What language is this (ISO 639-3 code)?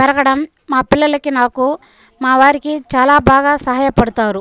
tel